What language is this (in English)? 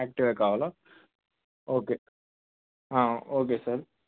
Telugu